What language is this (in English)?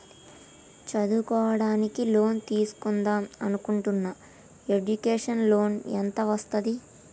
Telugu